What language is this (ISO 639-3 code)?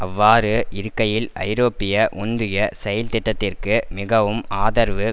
tam